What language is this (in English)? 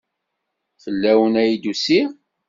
Kabyle